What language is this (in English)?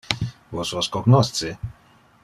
Interlingua